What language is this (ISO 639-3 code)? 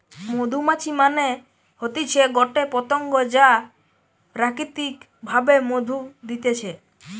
ben